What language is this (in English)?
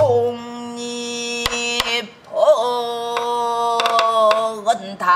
Korean